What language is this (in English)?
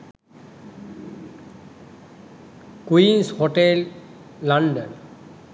Sinhala